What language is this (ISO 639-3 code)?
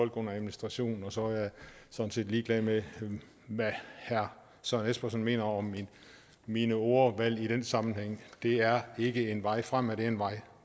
dan